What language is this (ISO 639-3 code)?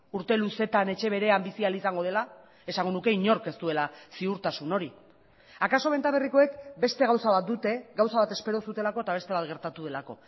eus